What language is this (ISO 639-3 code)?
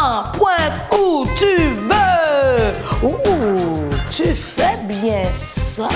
fra